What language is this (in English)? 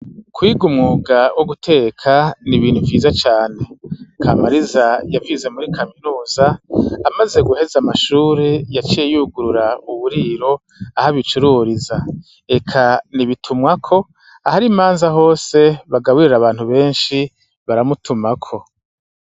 Rundi